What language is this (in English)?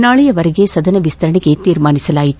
Kannada